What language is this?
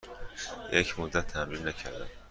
Persian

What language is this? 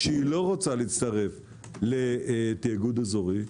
Hebrew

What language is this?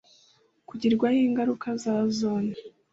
Kinyarwanda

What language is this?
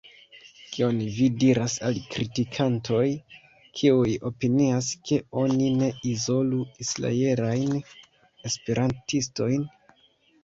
Esperanto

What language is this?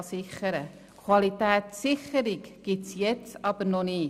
Swiss German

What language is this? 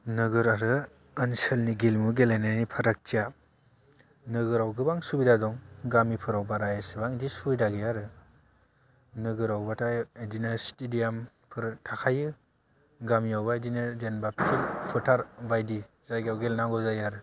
Bodo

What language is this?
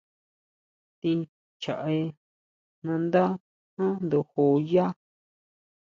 Huautla Mazatec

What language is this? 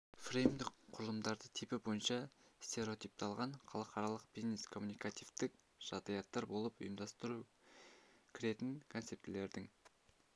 Kazakh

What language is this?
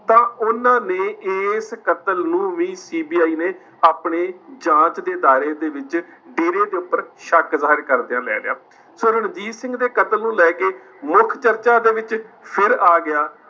Punjabi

